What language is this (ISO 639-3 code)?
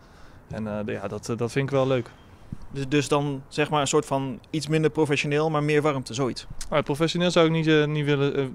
nld